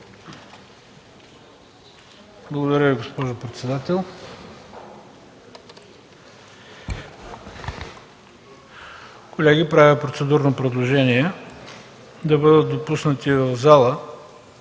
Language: Bulgarian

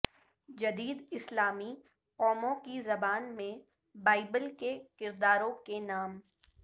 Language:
Urdu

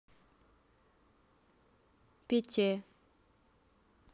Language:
Russian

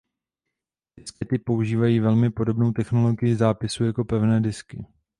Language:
Czech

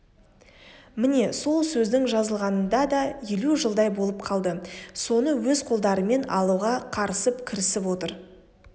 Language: Kazakh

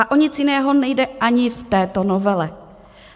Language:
Czech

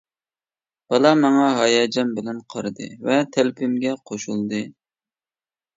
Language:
Uyghur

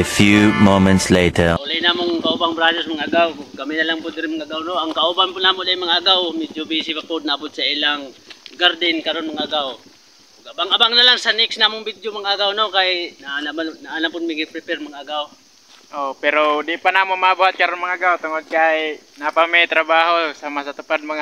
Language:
Filipino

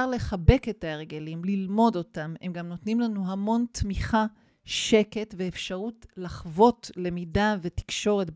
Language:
Hebrew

